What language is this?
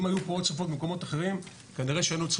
Hebrew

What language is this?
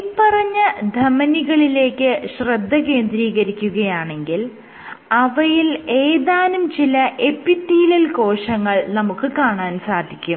Malayalam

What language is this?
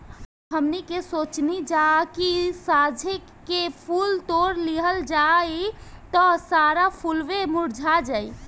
Bhojpuri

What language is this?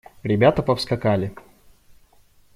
Russian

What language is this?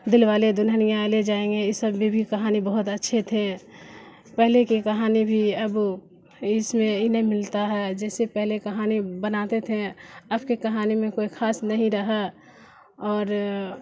Urdu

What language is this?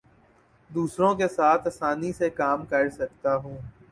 Urdu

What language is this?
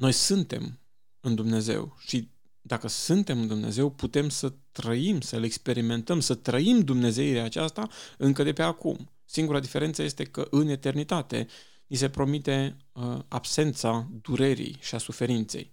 Romanian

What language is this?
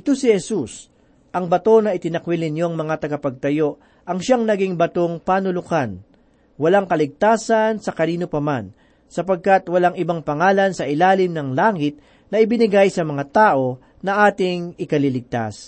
Filipino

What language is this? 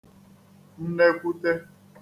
Igbo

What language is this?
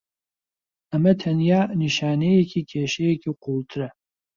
Central Kurdish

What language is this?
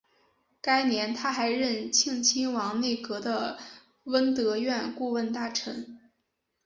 Chinese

